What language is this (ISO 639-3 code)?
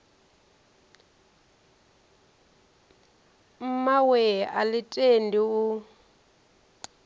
ven